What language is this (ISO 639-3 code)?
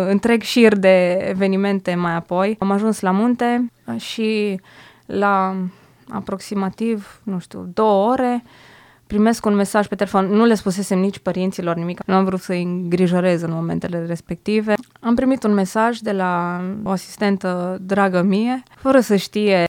ron